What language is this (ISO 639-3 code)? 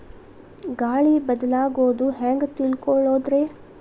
kan